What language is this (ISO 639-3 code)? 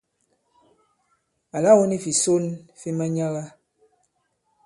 abb